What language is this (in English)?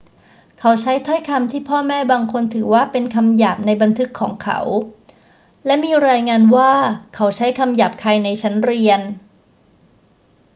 Thai